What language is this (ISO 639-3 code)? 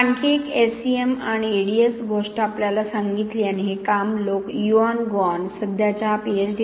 mar